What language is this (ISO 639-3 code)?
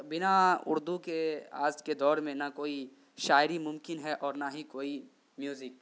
urd